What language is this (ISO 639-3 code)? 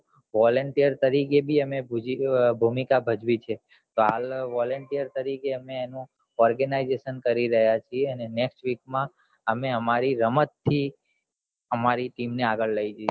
guj